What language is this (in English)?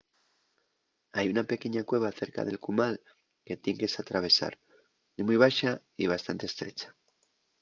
Asturian